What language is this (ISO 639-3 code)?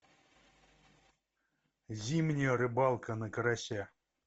rus